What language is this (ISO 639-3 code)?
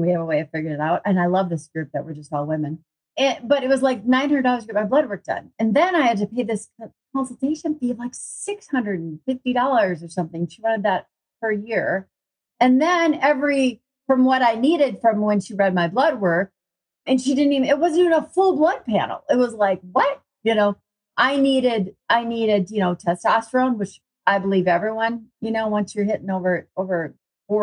eng